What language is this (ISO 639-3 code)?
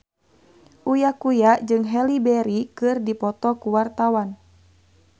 sun